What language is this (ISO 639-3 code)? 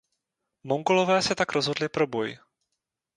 ces